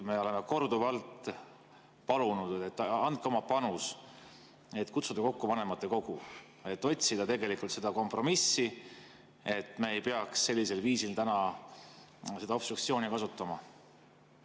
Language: Estonian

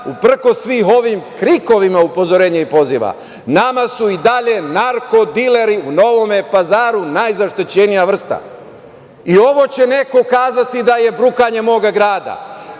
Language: Serbian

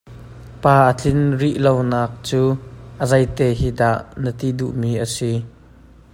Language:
Hakha Chin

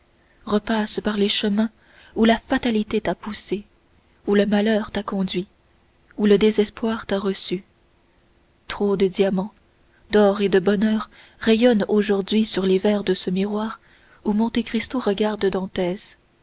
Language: French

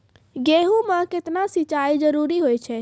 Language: Maithili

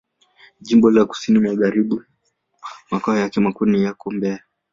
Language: Swahili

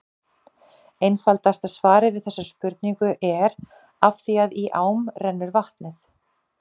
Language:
Icelandic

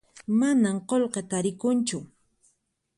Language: Puno Quechua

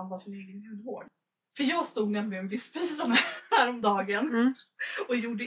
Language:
Swedish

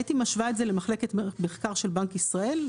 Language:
Hebrew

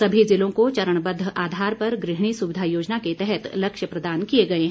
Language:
Hindi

